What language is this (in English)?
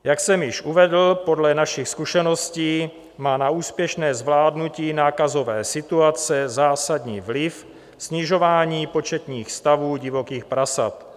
Czech